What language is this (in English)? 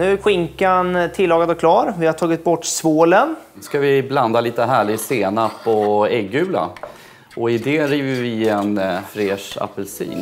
Swedish